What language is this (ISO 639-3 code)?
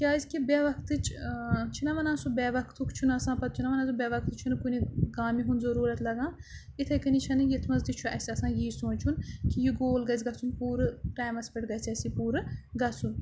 kas